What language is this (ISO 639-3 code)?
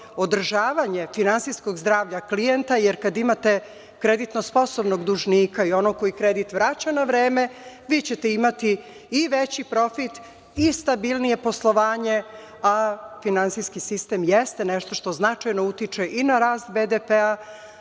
srp